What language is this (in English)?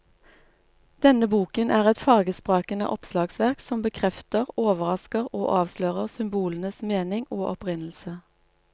Norwegian